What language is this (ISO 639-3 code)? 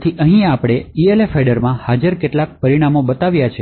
guj